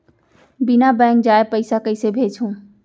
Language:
Chhattisgarhi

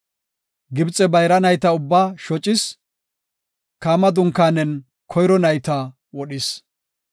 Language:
Gofa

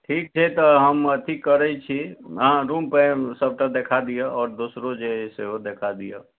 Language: Maithili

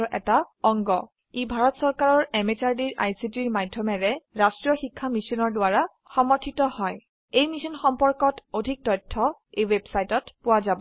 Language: Assamese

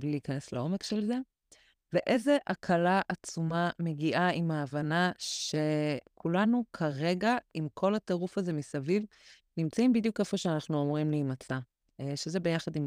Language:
Hebrew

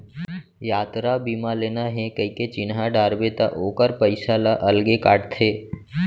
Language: Chhattisgarhi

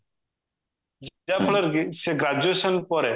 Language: Odia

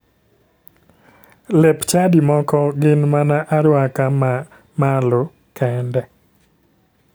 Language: Luo (Kenya and Tanzania)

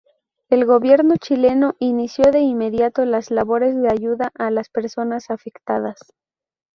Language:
Spanish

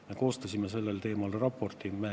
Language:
Estonian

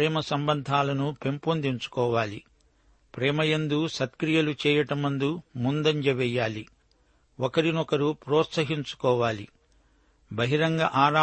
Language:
Telugu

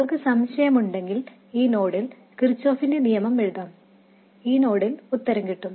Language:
Malayalam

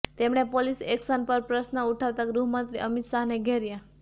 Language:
Gujarati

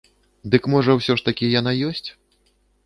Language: Belarusian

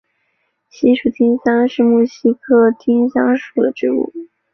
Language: Chinese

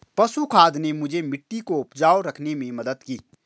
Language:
Hindi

